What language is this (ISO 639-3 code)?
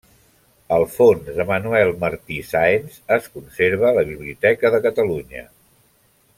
cat